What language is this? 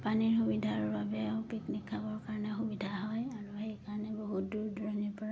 Assamese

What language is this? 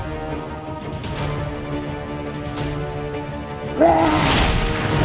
Indonesian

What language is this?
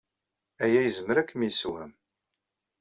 Kabyle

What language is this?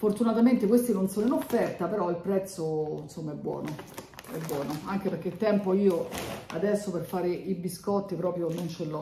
Italian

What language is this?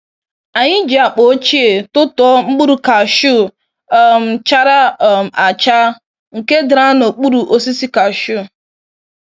Igbo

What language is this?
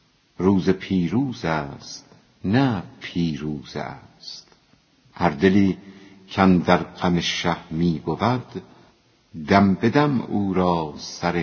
Persian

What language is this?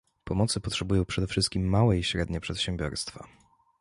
Polish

